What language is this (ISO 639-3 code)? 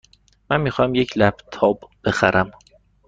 fas